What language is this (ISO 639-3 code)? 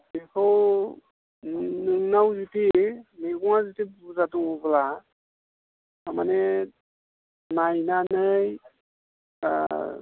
brx